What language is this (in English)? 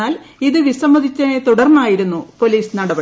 Malayalam